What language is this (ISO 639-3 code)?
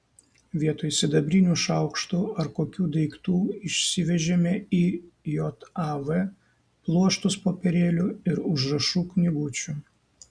lit